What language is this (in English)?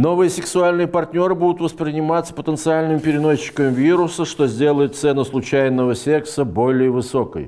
Russian